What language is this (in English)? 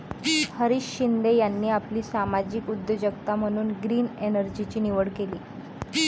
Marathi